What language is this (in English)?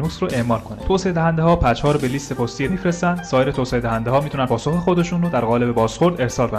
Persian